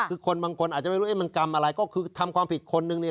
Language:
Thai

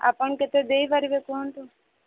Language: Odia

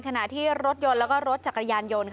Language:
Thai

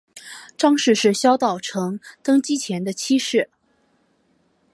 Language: Chinese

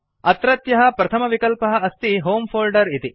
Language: Sanskrit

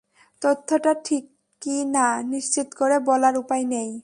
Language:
Bangla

